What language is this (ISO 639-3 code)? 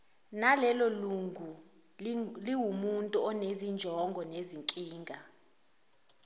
zul